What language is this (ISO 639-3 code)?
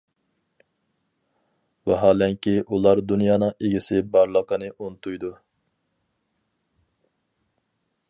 uig